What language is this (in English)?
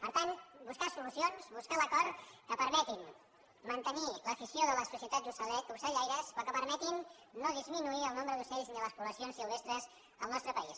Catalan